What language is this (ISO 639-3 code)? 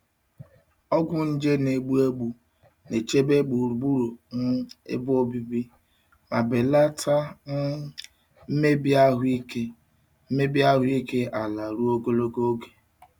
ibo